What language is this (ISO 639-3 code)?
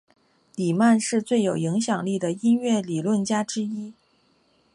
zho